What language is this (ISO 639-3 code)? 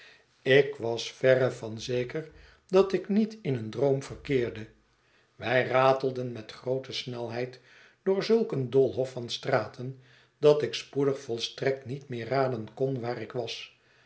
nld